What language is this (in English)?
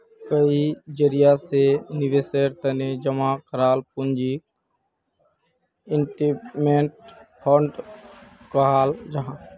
Magahi